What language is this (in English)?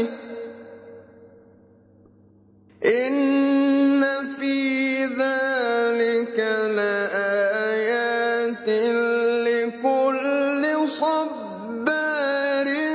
Arabic